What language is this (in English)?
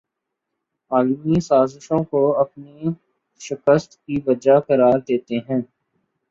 Urdu